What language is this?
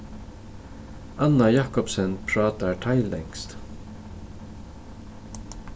Faroese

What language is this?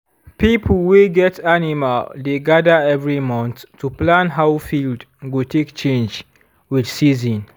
Nigerian Pidgin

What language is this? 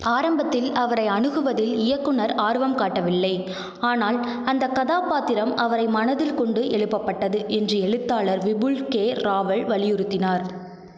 Tamil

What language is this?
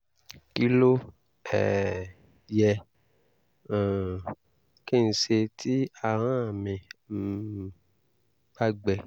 Yoruba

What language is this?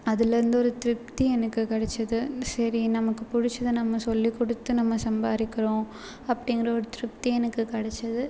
Tamil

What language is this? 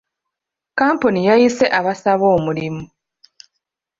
Ganda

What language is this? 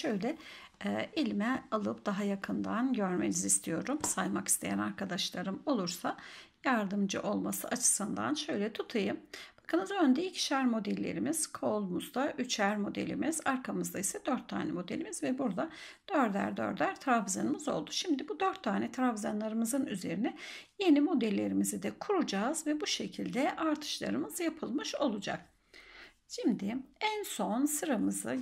Turkish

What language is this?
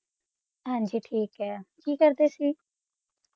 Punjabi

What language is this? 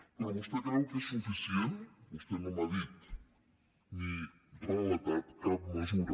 Catalan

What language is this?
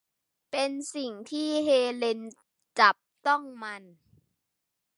Thai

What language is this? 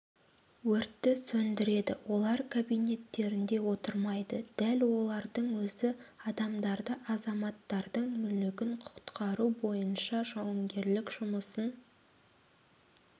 Kazakh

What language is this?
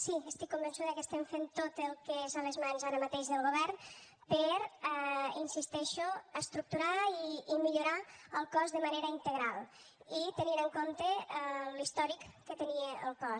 Catalan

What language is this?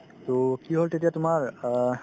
Assamese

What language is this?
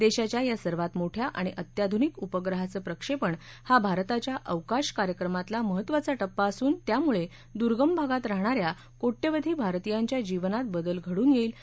Marathi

